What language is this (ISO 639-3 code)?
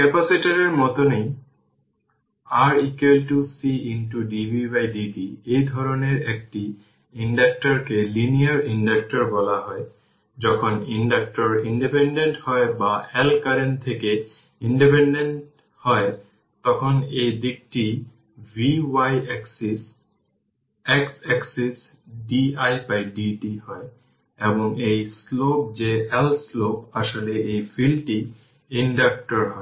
ben